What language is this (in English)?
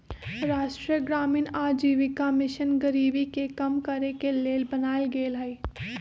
Magahi